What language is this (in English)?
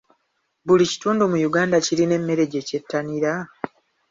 Ganda